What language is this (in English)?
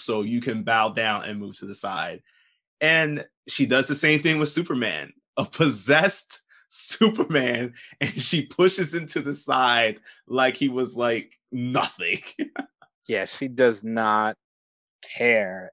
English